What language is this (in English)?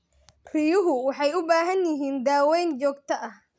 Somali